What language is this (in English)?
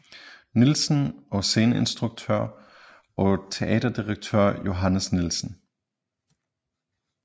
Danish